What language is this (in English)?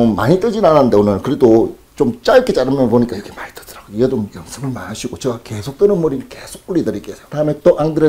Korean